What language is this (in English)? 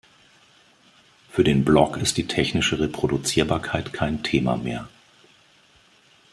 German